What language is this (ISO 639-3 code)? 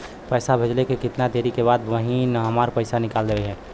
bho